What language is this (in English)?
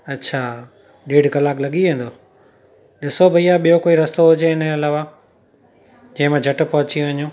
Sindhi